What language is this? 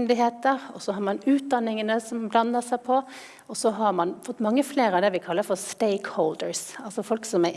Norwegian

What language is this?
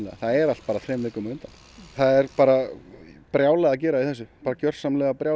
Icelandic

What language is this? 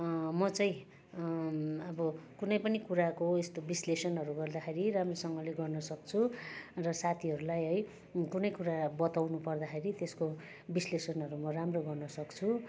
Nepali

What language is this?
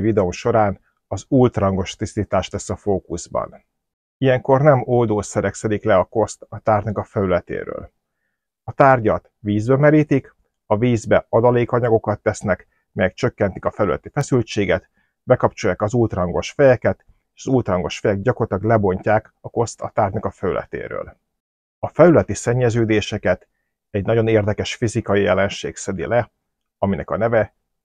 Hungarian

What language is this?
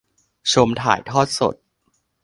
Thai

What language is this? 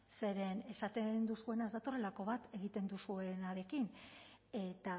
Basque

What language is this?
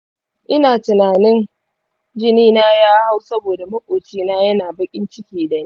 Hausa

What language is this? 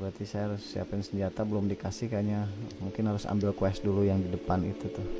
Indonesian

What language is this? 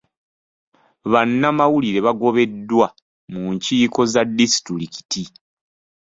Ganda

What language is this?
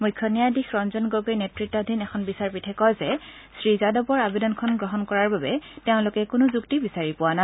Assamese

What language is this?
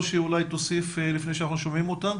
Hebrew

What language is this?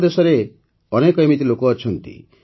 Odia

